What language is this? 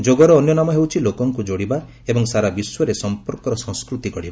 Odia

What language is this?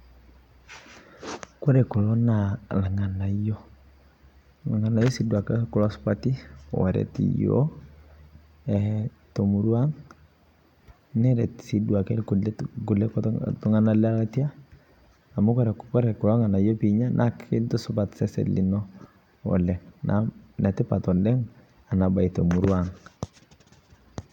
Masai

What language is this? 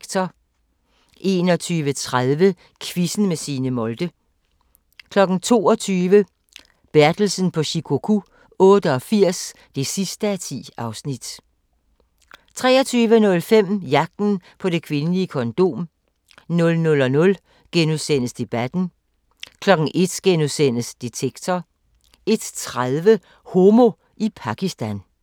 Danish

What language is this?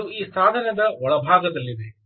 Kannada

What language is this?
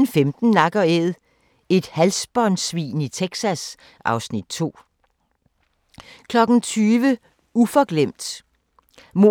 Danish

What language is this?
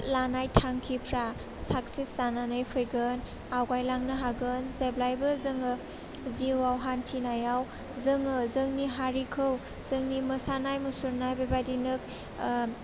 Bodo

